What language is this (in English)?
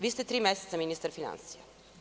Serbian